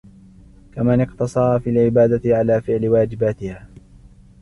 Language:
Arabic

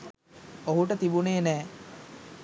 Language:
Sinhala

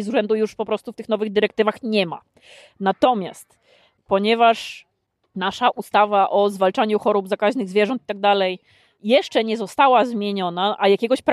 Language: Polish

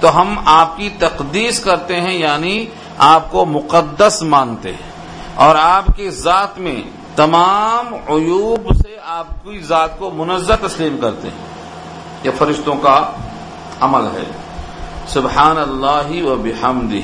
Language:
Urdu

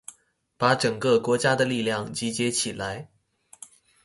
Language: Chinese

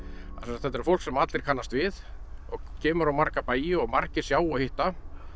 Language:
Icelandic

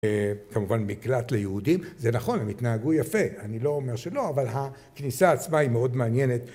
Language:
Hebrew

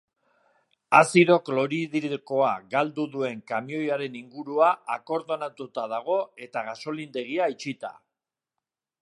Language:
Basque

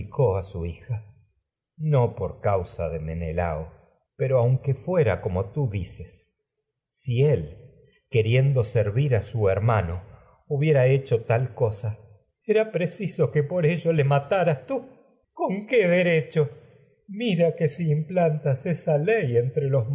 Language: Spanish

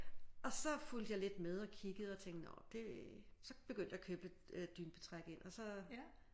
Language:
Danish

